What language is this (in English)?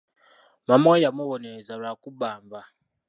Ganda